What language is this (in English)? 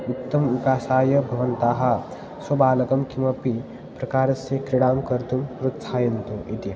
Sanskrit